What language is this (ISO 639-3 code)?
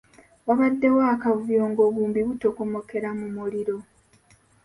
lug